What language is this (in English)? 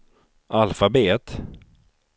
Swedish